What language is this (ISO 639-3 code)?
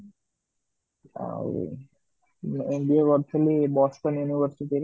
ori